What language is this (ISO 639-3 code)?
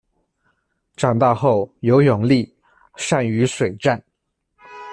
zho